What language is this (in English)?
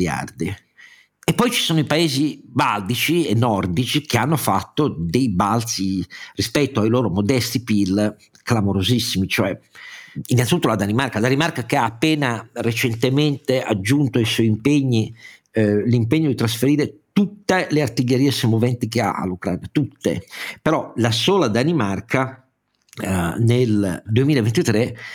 Italian